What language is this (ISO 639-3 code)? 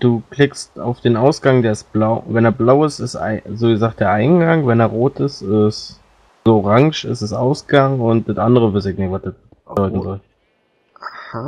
deu